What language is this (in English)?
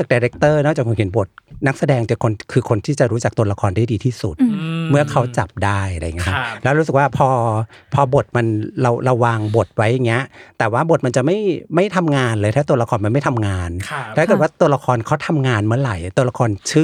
Thai